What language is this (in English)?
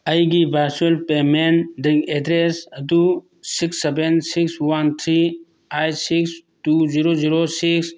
Manipuri